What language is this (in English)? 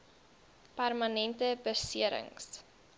Afrikaans